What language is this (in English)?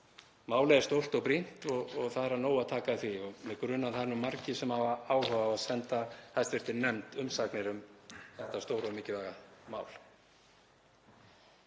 Icelandic